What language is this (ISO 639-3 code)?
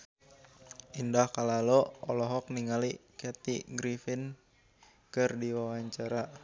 sun